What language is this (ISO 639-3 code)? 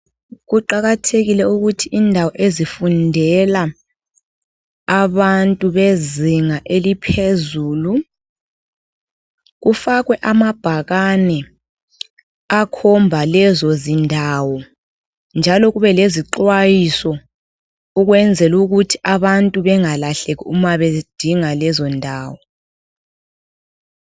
nde